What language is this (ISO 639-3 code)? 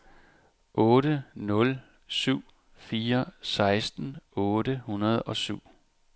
dan